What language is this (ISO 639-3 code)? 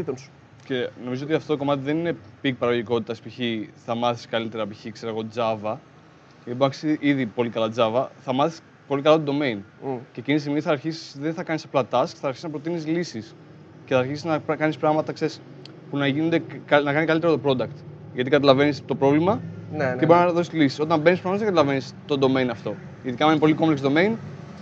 ell